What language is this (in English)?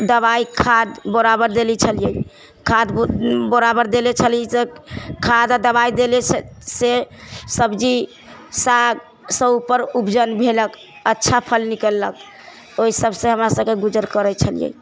Maithili